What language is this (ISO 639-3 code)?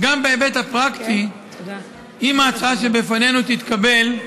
heb